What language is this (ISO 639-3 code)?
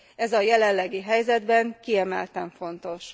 hun